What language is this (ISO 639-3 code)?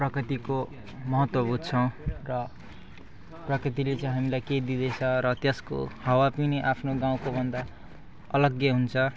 nep